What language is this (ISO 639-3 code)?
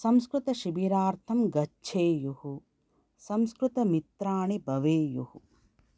san